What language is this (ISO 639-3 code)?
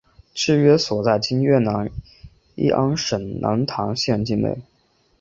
zho